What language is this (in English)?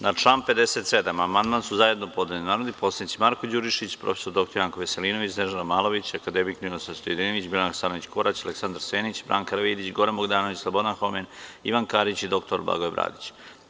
Serbian